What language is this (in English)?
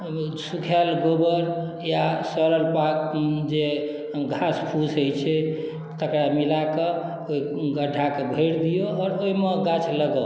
Maithili